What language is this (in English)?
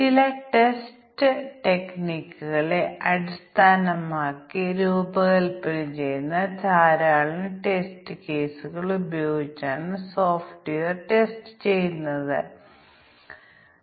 Malayalam